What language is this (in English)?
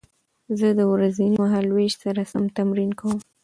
Pashto